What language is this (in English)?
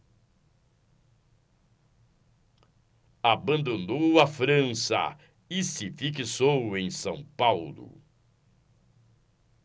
Portuguese